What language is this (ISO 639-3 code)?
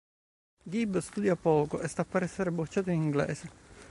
ita